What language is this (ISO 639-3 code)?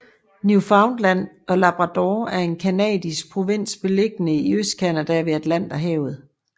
dan